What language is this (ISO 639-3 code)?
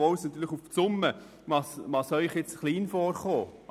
gsw